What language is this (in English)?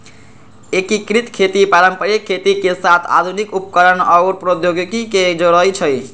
Magahi